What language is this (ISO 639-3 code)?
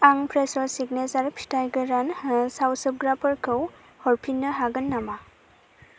brx